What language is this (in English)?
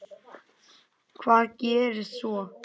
Icelandic